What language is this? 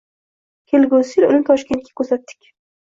Uzbek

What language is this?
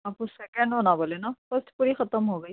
Urdu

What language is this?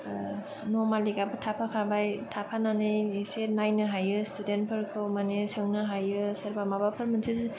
Bodo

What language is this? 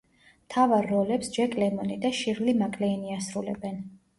Georgian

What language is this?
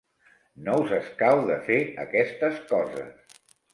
Catalan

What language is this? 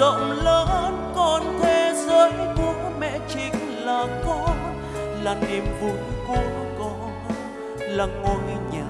Vietnamese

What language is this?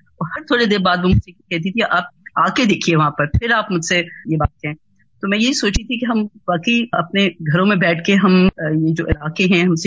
Urdu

